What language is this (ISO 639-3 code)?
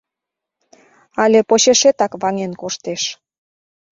chm